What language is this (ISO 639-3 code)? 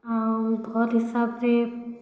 ori